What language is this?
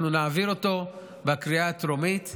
Hebrew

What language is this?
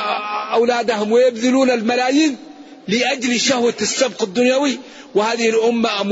Arabic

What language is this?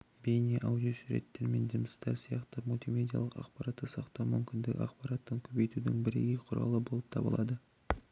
Kazakh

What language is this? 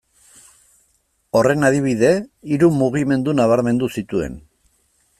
Basque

